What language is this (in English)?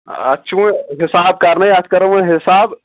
Kashmiri